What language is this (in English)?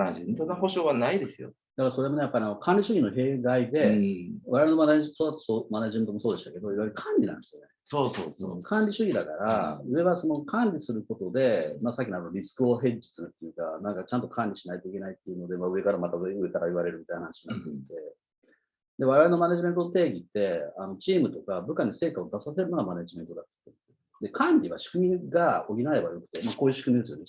Japanese